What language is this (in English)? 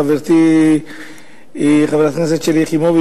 Hebrew